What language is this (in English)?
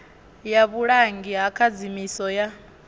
Venda